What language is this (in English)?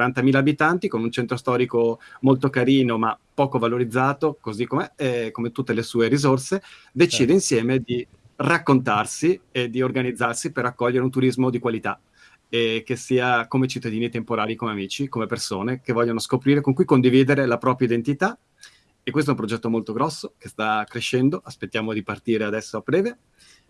Italian